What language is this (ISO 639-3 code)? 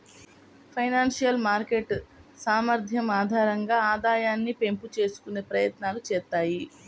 tel